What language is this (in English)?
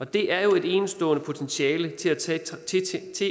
Danish